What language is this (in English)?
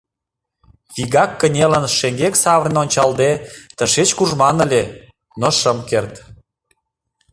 Mari